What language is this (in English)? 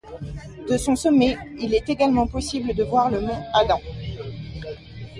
French